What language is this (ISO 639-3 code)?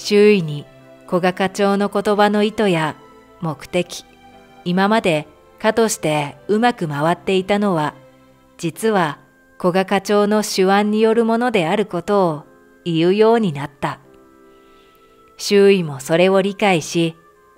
jpn